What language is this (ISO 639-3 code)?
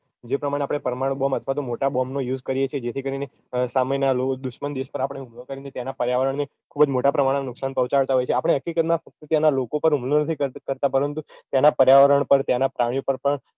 guj